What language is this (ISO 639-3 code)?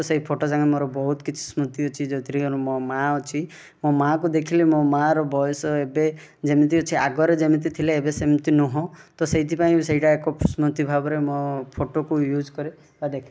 ori